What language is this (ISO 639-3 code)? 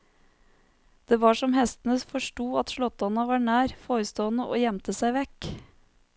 nor